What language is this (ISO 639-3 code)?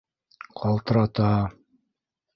bak